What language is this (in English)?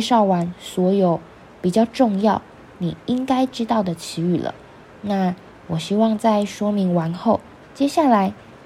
Chinese